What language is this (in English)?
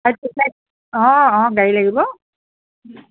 Assamese